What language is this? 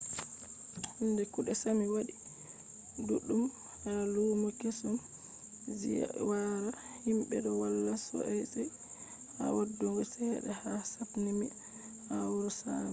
Fula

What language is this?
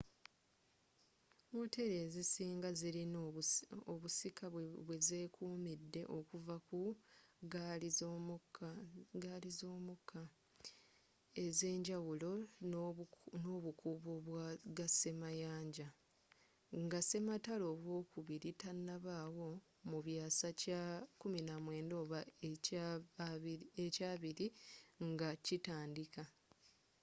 Ganda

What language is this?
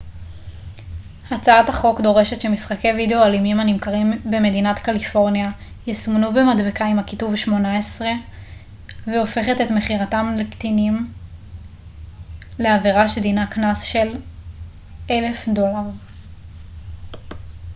Hebrew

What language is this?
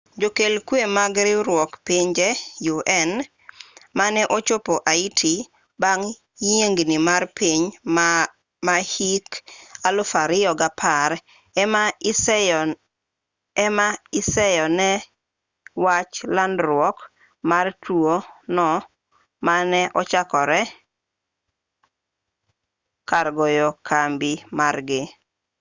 Luo (Kenya and Tanzania)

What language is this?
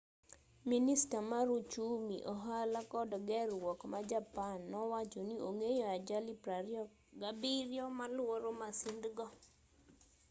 Luo (Kenya and Tanzania)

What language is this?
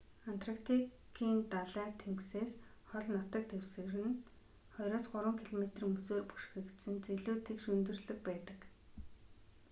Mongolian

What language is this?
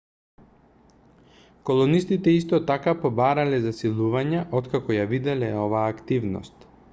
Macedonian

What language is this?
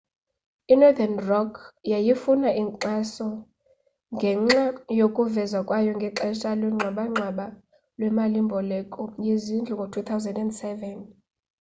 Xhosa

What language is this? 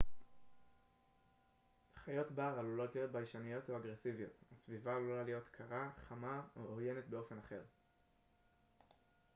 Hebrew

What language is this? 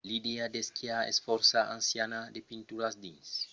Occitan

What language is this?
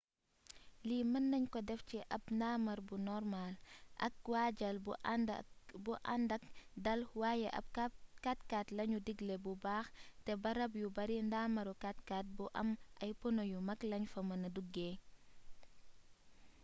Wolof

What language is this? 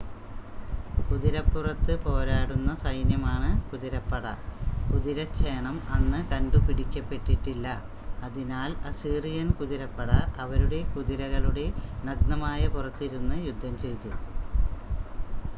Malayalam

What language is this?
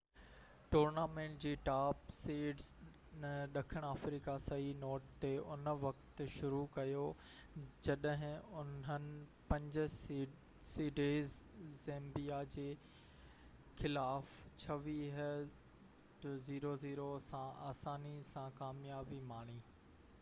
Sindhi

